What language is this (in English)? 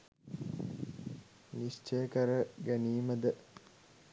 Sinhala